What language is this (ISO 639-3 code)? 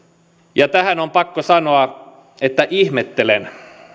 fin